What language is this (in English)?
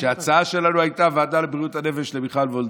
Hebrew